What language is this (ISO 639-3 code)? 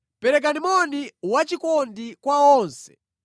nya